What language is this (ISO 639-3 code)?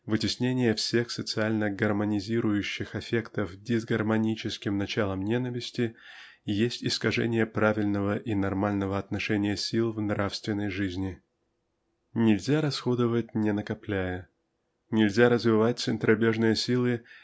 rus